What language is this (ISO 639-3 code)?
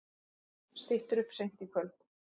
isl